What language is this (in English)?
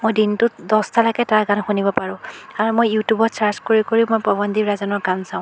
Assamese